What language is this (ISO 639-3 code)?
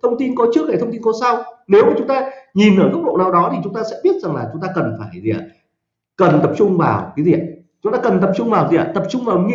vie